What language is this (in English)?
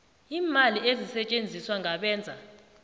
South Ndebele